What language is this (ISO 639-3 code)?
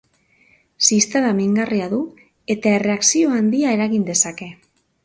eus